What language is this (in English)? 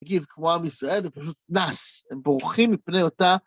Hebrew